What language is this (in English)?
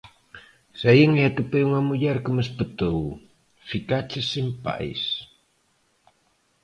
Galician